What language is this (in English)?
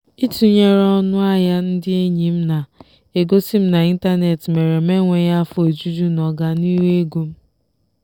Igbo